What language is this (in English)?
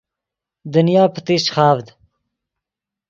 Yidgha